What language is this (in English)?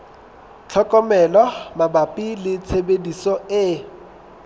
Southern Sotho